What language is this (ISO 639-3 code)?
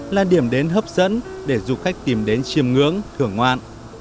vie